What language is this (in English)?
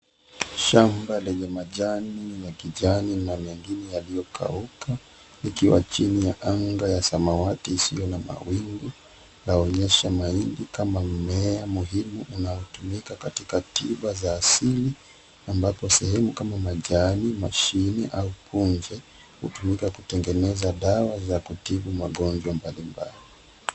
Swahili